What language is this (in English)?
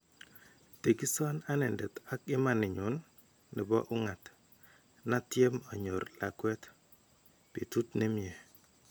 Kalenjin